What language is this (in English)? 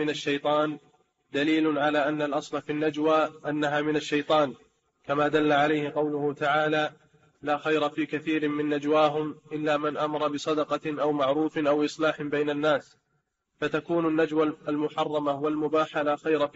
Arabic